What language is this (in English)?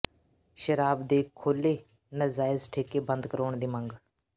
Punjabi